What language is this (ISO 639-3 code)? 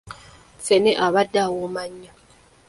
lug